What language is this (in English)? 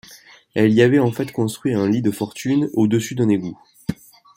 French